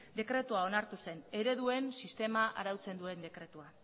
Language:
Basque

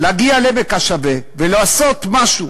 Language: Hebrew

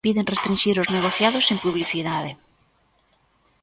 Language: Galician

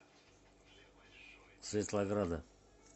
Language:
Russian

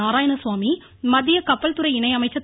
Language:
Tamil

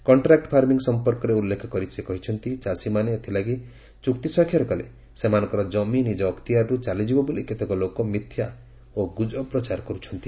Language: Odia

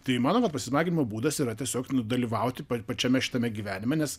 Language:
Lithuanian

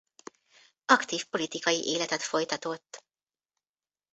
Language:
Hungarian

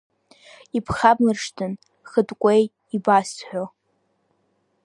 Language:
Abkhazian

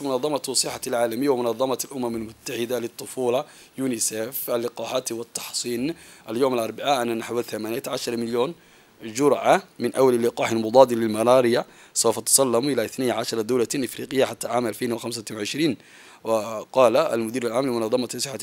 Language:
Arabic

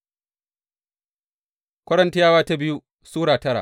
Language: Hausa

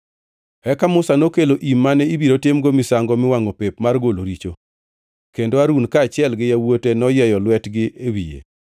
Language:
Luo (Kenya and Tanzania)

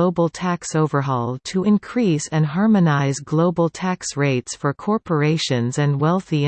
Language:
English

